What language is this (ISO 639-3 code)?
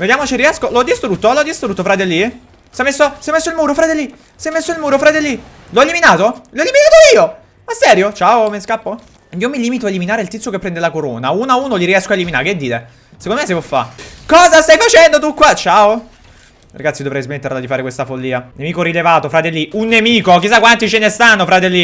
ita